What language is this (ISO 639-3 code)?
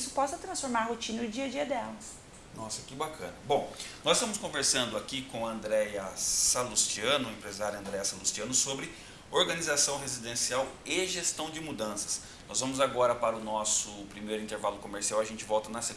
por